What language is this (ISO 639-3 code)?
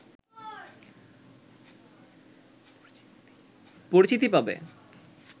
ben